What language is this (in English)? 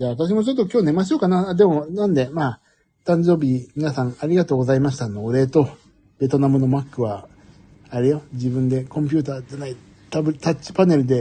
Japanese